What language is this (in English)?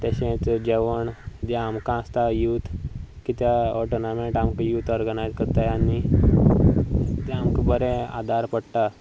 Konkani